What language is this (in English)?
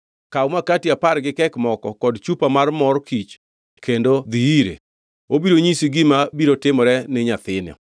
Luo (Kenya and Tanzania)